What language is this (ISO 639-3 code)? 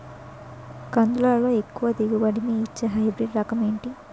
tel